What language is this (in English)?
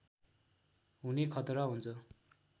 Nepali